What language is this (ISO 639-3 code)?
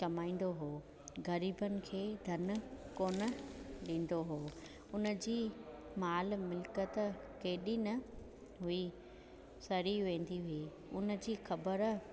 snd